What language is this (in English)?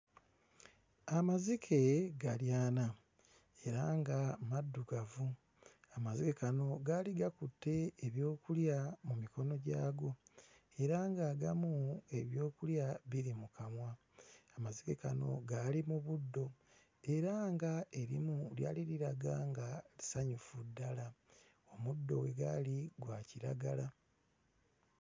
Ganda